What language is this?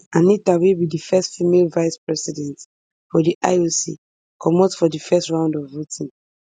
Nigerian Pidgin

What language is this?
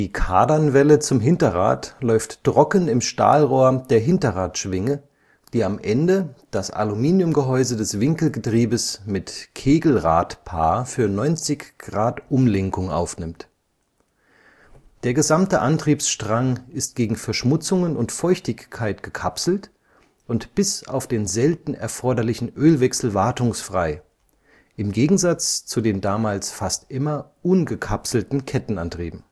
German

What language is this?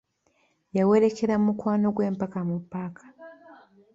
Ganda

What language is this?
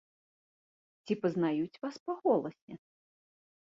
Belarusian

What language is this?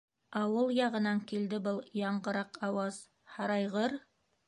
Bashkir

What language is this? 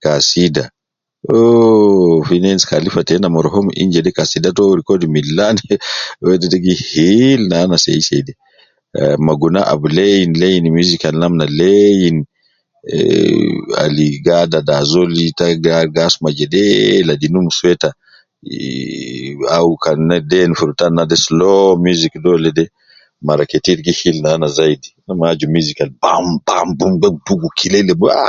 Nubi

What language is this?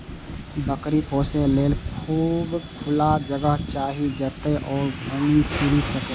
Maithili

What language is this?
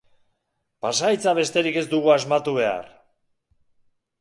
Basque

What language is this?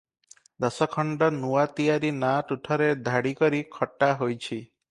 Odia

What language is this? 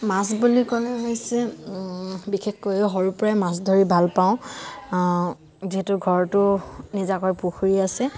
Assamese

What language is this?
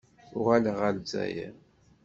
Kabyle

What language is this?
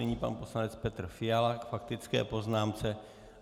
Czech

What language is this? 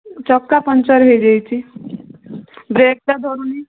Odia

